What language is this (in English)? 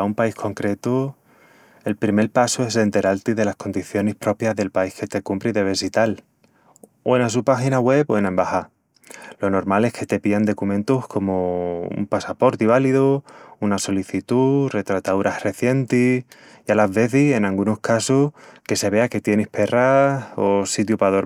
Extremaduran